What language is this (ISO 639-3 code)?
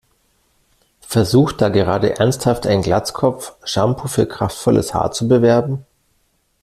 deu